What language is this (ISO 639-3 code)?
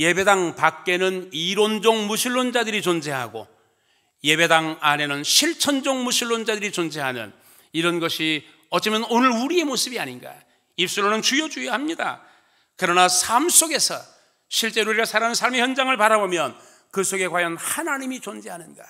kor